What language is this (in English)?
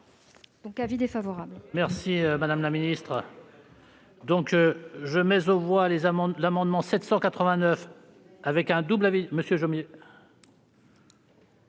French